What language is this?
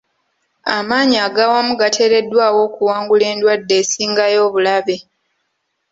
Ganda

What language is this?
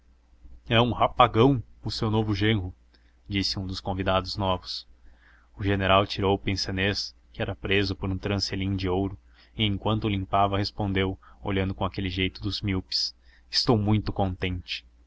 Portuguese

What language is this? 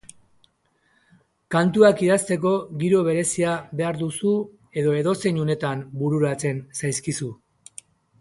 Basque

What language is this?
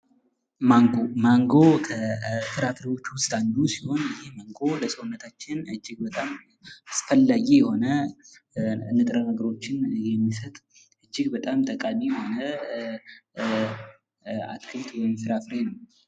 Amharic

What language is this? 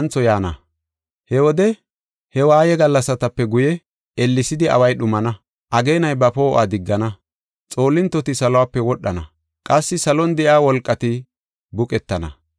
Gofa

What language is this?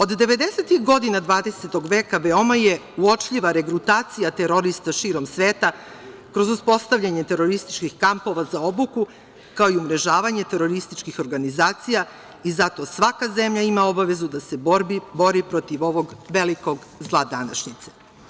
Serbian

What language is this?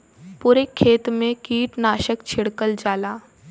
Bhojpuri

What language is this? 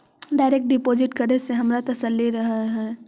Magahi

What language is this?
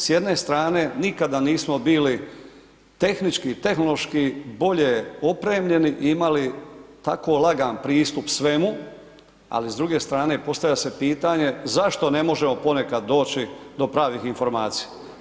Croatian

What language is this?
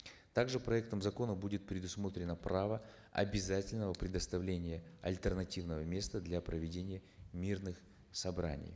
Kazakh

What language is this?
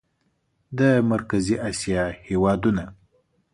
Pashto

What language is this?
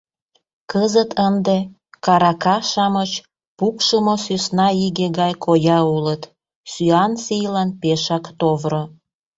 Mari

